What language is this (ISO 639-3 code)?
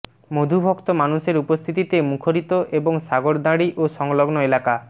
ben